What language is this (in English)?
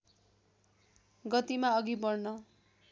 Nepali